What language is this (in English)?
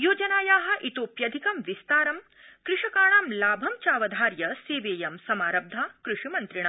Sanskrit